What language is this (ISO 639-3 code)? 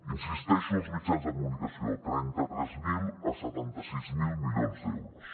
cat